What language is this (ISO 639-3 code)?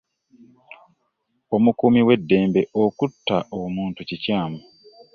lug